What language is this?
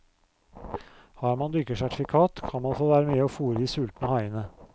Norwegian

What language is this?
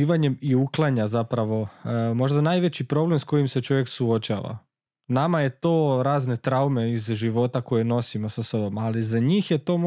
Croatian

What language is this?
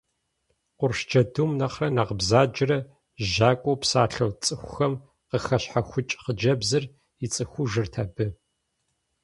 Kabardian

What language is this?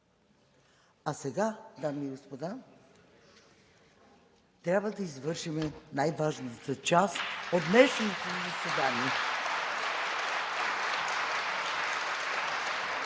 Bulgarian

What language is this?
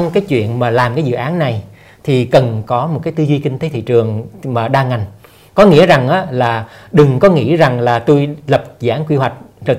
Vietnamese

